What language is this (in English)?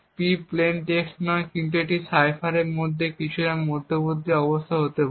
Bangla